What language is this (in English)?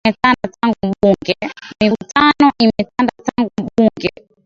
Swahili